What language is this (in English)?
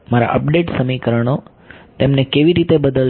Gujarati